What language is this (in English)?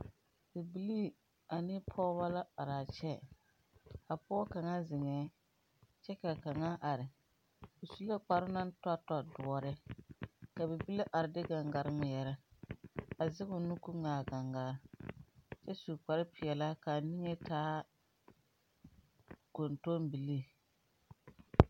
Southern Dagaare